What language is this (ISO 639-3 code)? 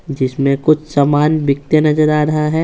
hin